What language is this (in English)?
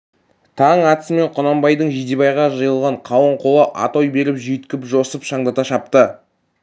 Kazakh